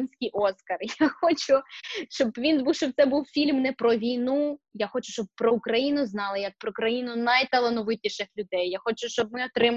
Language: Ukrainian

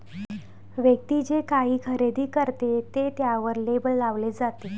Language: Marathi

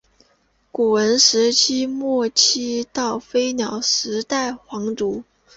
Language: Chinese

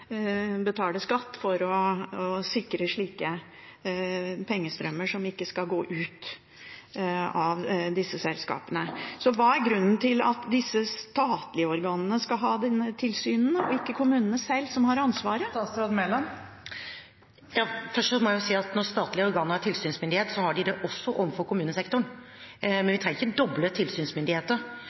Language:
Norwegian Bokmål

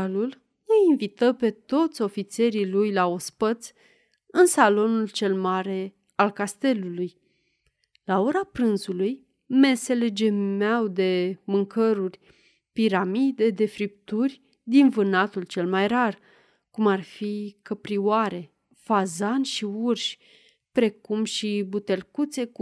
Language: Romanian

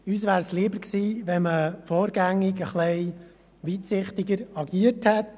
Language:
Swiss German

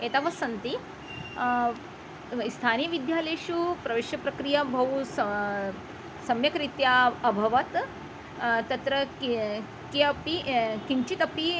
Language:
Sanskrit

